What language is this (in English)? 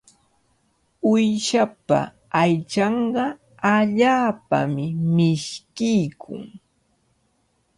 Cajatambo North Lima Quechua